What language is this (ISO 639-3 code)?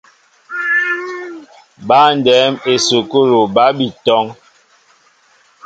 mbo